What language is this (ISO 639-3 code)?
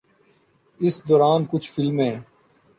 urd